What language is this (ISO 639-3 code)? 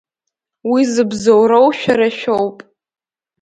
abk